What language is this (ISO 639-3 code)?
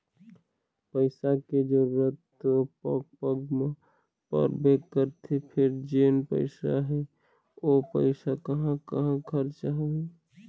hne